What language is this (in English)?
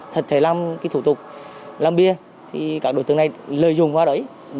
Vietnamese